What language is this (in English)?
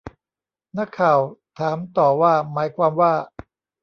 Thai